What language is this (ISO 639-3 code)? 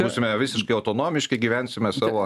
lit